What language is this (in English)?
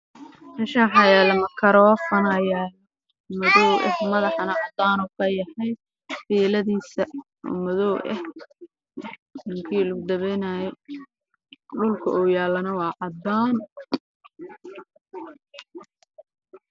Somali